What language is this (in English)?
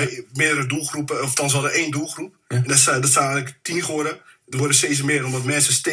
Dutch